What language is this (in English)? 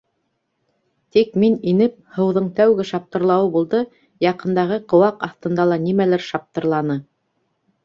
Bashkir